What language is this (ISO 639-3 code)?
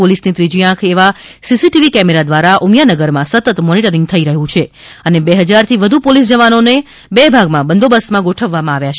guj